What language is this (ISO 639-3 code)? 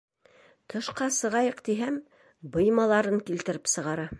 bak